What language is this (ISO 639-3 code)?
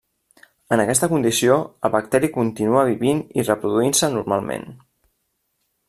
cat